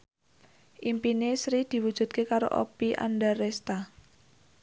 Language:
Javanese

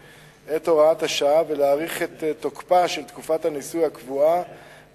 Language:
Hebrew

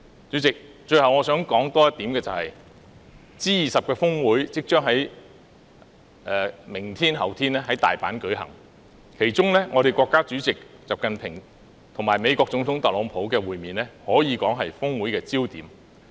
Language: Cantonese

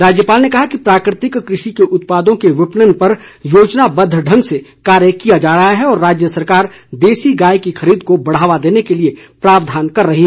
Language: Hindi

